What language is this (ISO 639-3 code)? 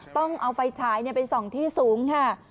tha